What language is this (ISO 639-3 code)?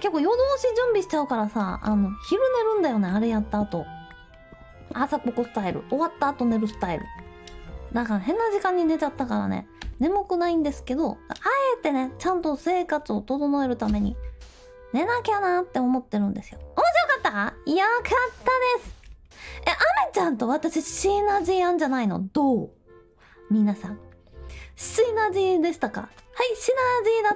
jpn